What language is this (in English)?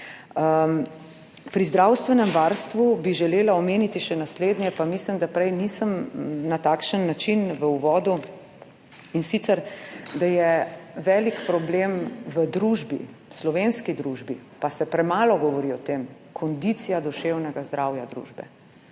Slovenian